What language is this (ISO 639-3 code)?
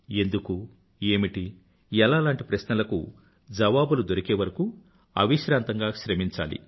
tel